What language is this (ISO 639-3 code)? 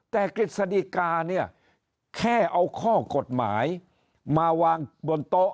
tha